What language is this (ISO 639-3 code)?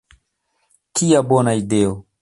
epo